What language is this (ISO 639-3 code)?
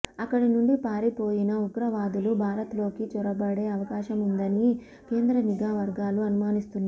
tel